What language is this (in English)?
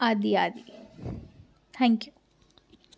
Sindhi